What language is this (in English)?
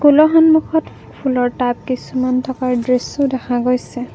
Assamese